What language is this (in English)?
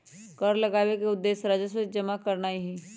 Magahi